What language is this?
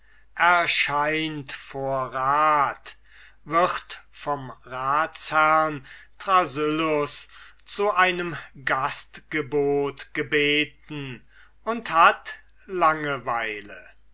German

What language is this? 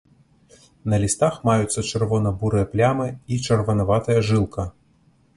Belarusian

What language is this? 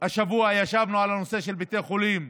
Hebrew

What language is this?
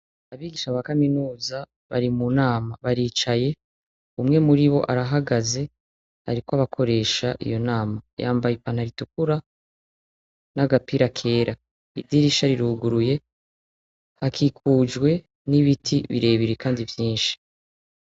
Rundi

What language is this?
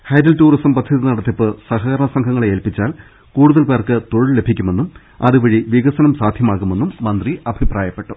Malayalam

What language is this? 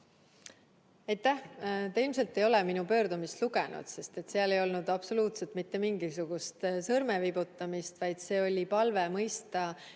Estonian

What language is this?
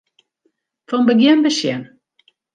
Western Frisian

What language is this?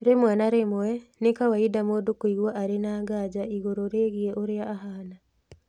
Kikuyu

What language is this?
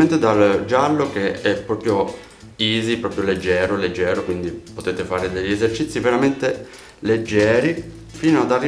Italian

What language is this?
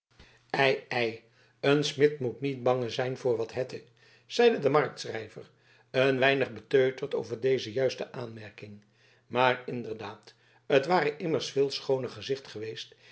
Dutch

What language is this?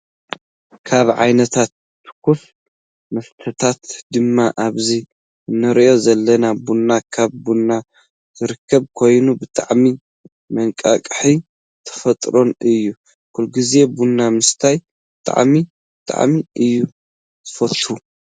Tigrinya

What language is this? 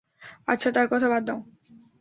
Bangla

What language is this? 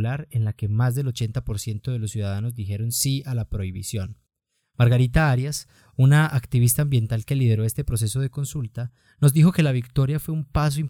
Spanish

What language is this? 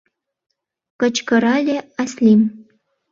Mari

